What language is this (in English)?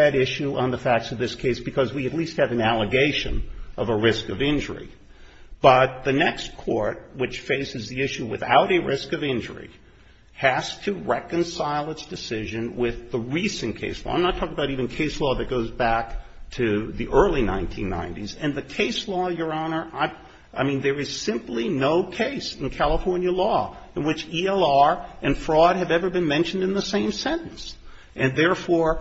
English